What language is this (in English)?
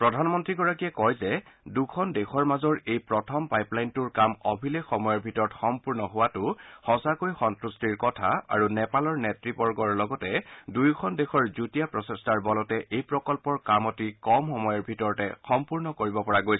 Assamese